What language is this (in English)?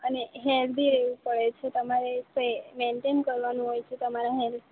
Gujarati